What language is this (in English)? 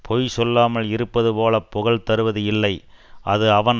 Tamil